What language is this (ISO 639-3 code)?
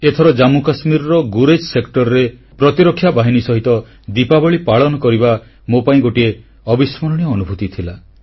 ori